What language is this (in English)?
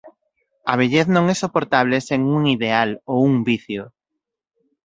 Galician